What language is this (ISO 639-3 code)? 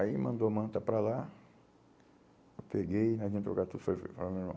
por